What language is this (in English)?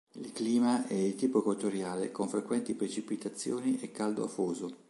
Italian